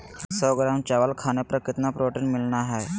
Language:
Magahi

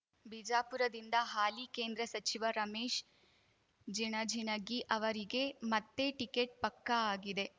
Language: Kannada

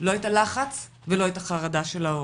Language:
Hebrew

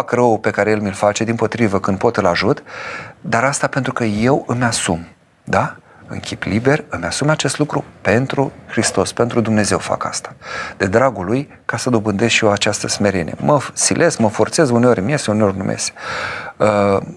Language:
Romanian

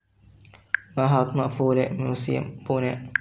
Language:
Malayalam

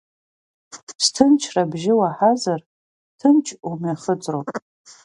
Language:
Abkhazian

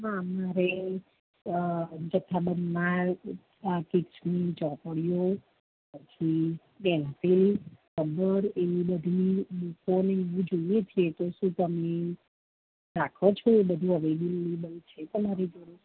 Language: Gujarati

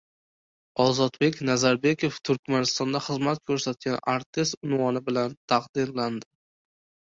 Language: Uzbek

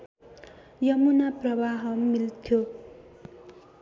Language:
Nepali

